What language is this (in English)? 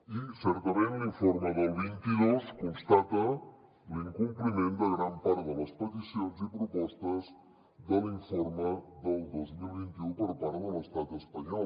Catalan